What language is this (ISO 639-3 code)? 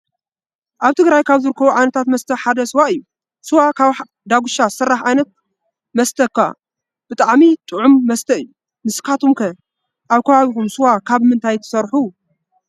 tir